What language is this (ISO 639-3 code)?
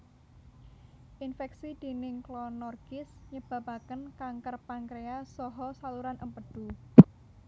jav